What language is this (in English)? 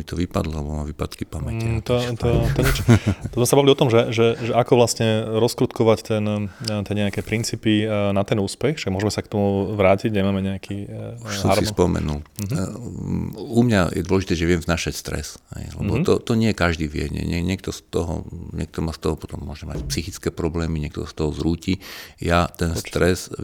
Slovak